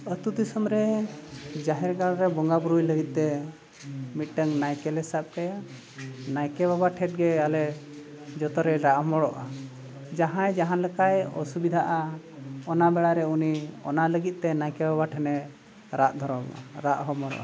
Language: Santali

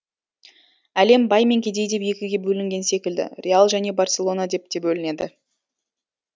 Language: Kazakh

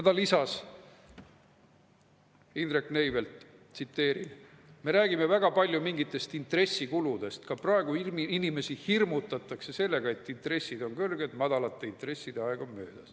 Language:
Estonian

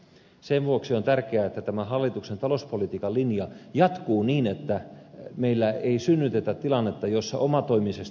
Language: Finnish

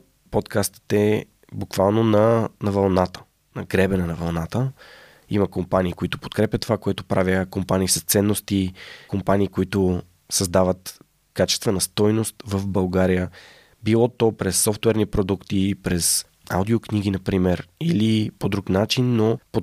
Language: Bulgarian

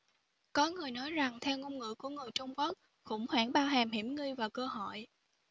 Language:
Vietnamese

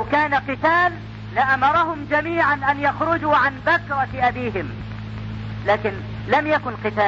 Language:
Arabic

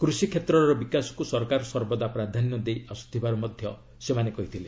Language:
Odia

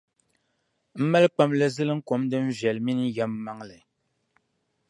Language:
Dagbani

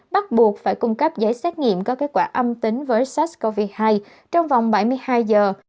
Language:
Vietnamese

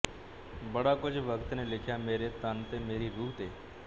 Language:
Punjabi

